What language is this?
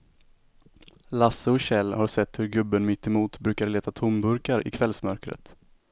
Swedish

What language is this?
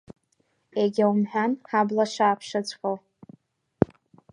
Abkhazian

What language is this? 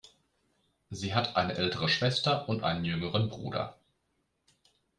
German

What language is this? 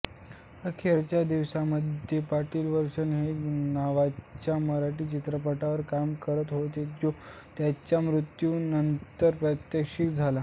Marathi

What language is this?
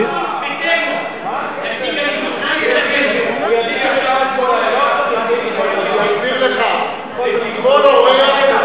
Hebrew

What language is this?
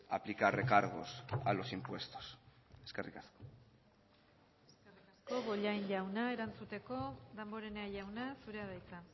Basque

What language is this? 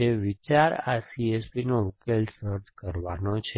Gujarati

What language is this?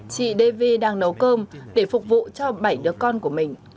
Vietnamese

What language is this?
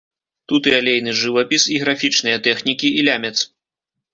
Belarusian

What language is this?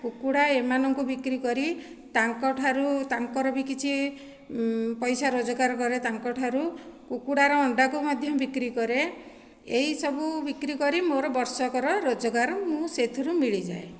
Odia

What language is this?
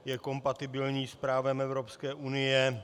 Czech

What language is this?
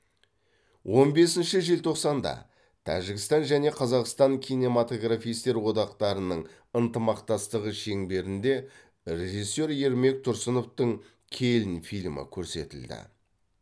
Kazakh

